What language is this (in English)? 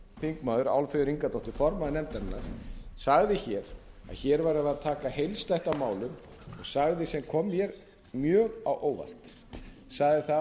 Icelandic